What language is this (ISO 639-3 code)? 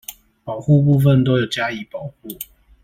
zho